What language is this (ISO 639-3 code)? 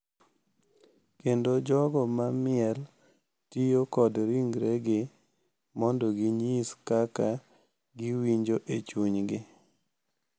luo